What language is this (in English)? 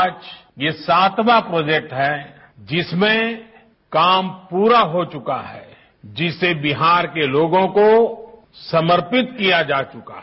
Hindi